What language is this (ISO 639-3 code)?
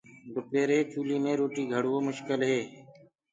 ggg